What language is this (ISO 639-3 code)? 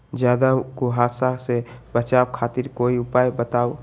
mag